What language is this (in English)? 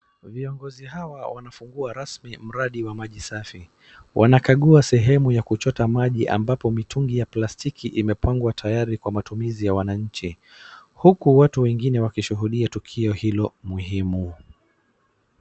Swahili